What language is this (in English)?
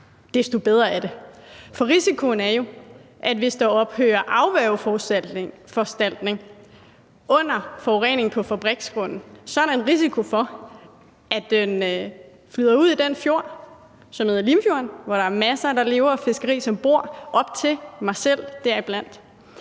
Danish